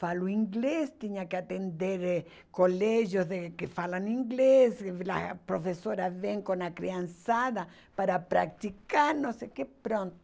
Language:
Portuguese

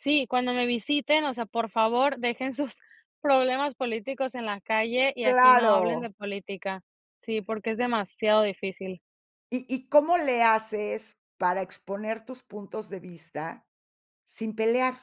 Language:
Spanish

